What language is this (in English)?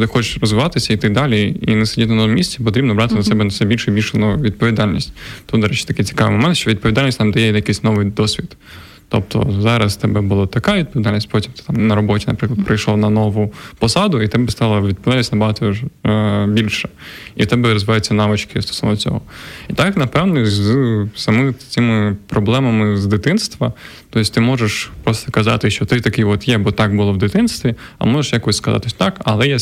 Ukrainian